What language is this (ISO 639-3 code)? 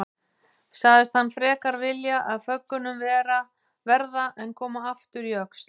isl